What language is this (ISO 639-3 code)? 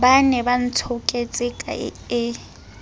sot